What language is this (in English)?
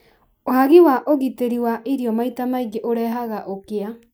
Kikuyu